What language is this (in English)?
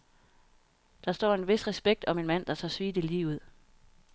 Danish